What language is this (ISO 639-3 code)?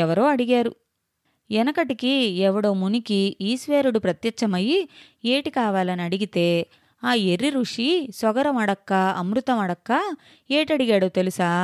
tel